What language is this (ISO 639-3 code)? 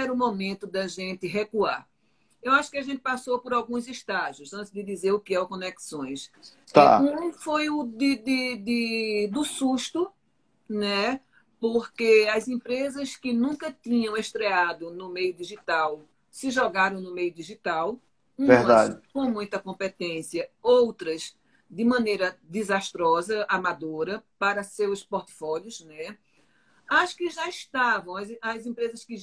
por